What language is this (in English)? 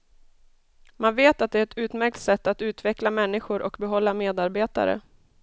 Swedish